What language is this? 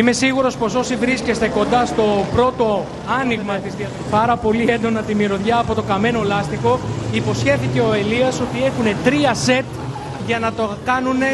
Greek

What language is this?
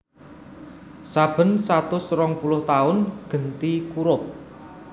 Javanese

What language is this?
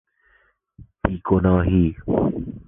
Persian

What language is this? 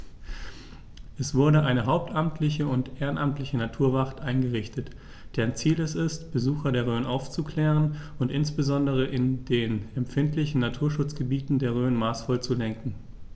German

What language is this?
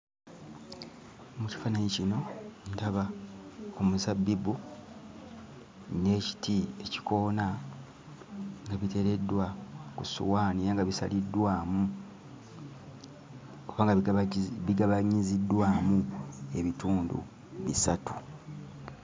Ganda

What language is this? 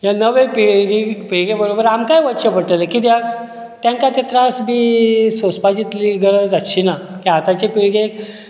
Konkani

